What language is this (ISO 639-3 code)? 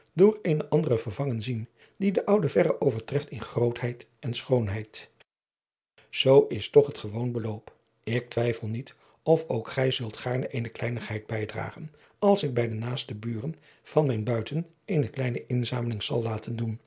nld